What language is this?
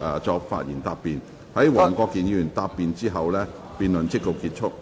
Cantonese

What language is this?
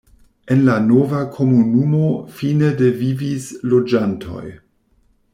Esperanto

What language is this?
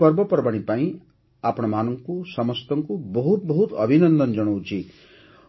Odia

